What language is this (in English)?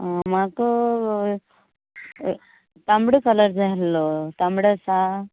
Konkani